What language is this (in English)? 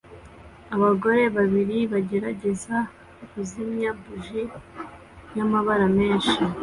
Kinyarwanda